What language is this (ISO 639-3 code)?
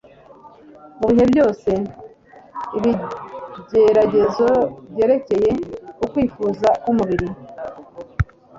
kin